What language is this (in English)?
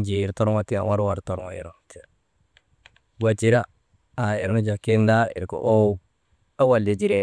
Maba